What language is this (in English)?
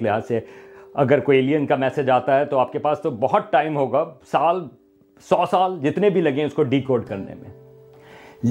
Urdu